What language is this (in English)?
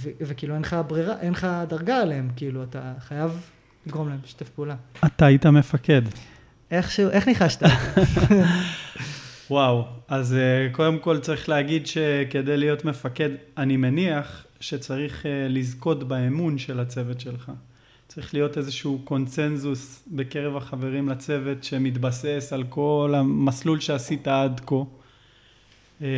Hebrew